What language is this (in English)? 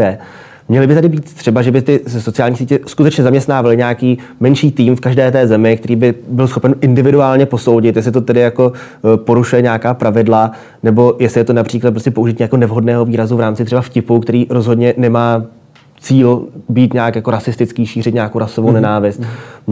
Czech